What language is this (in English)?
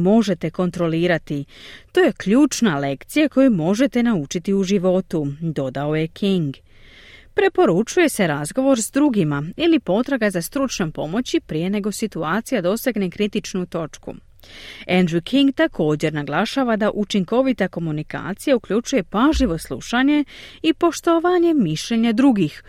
Croatian